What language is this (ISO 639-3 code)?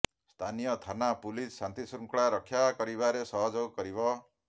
ori